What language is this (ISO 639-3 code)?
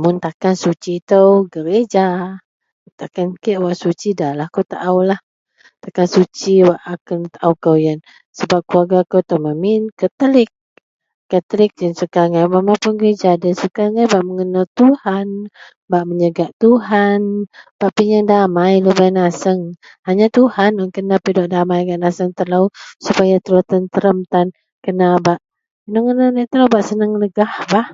mel